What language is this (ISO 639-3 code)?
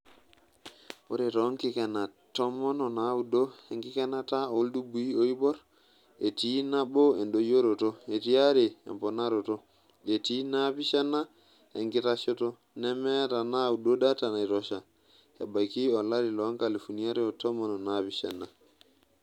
mas